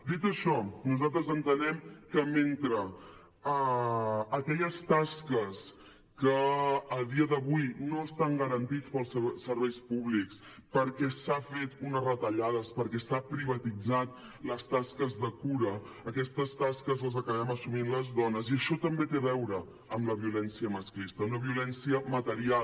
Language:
Catalan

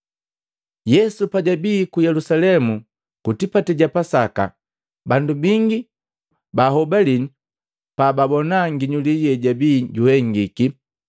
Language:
Matengo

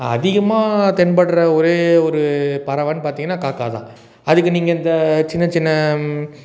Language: Tamil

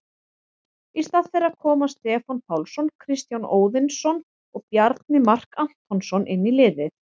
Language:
Icelandic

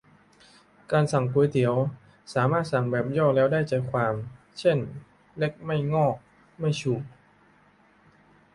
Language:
Thai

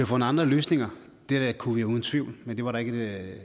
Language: Danish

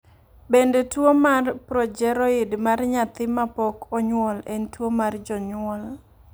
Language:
Luo (Kenya and Tanzania)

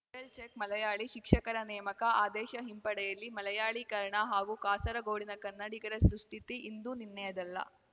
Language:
Kannada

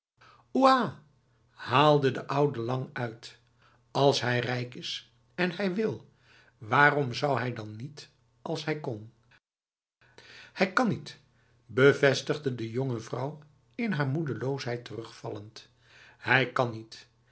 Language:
Dutch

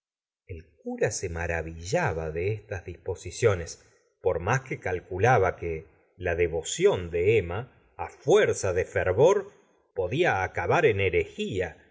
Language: Spanish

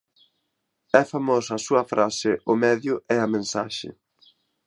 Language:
Galician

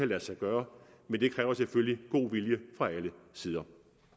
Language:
Danish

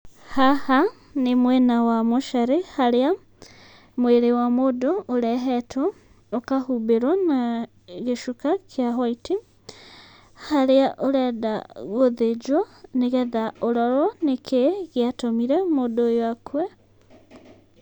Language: Kikuyu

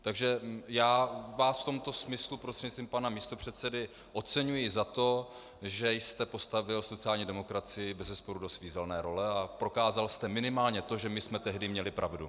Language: Czech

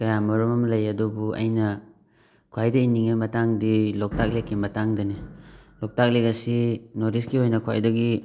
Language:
Manipuri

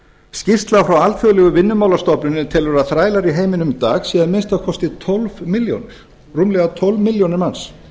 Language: Icelandic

